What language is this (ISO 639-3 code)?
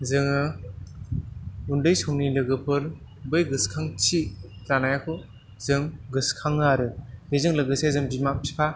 brx